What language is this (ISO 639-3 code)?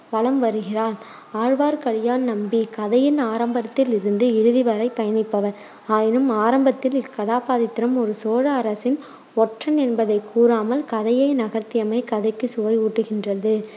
tam